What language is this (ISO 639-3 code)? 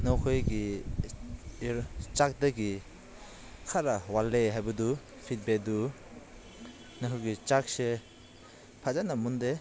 mni